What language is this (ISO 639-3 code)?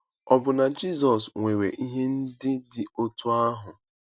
ibo